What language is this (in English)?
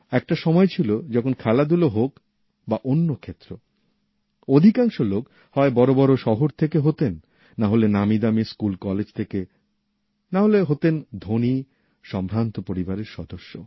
Bangla